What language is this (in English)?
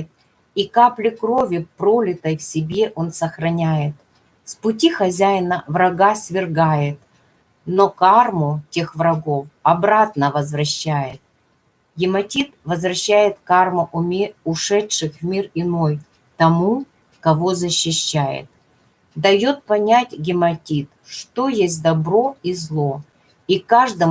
Russian